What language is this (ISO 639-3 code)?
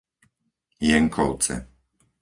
slk